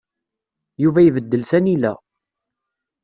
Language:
Kabyle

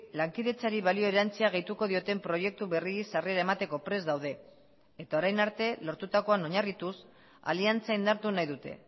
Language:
Basque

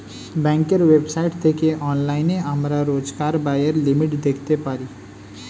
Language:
Bangla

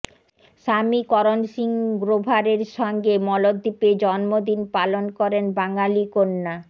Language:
Bangla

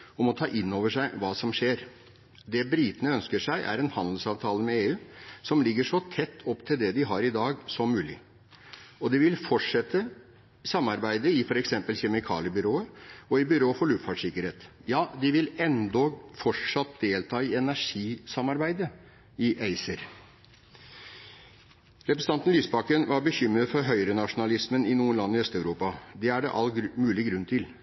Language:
Norwegian Bokmål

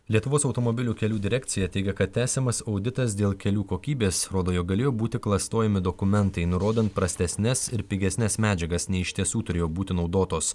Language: Lithuanian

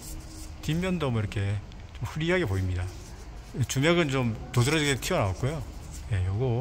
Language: Korean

